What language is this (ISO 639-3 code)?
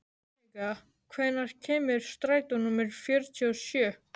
isl